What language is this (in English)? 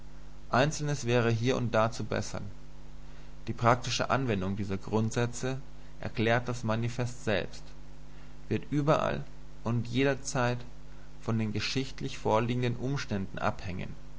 German